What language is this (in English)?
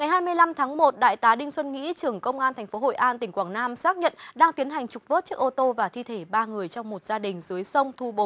Vietnamese